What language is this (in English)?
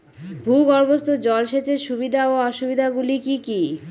Bangla